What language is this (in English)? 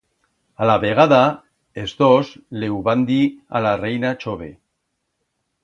Aragonese